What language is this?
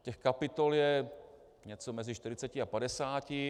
Czech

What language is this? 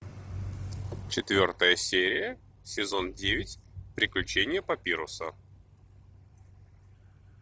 Russian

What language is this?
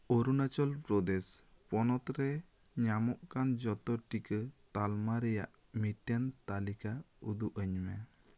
Santali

